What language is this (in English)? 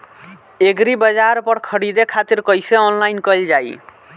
Bhojpuri